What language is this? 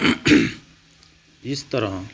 Punjabi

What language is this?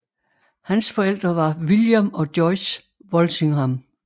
Danish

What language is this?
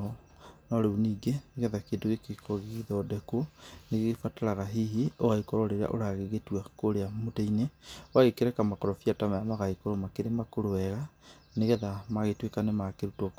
Kikuyu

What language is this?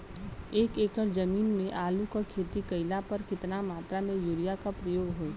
Bhojpuri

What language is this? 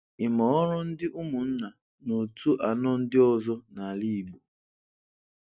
Igbo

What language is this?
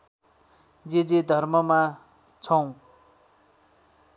Nepali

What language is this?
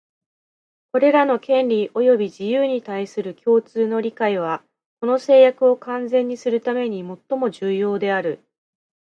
Japanese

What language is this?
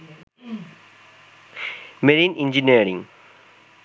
Bangla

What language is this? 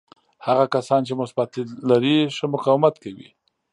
Pashto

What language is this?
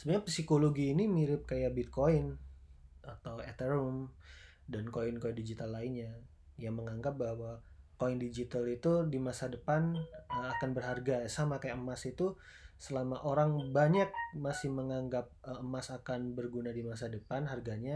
Indonesian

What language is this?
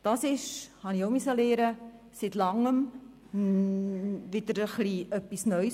Swiss German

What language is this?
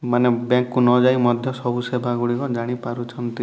Odia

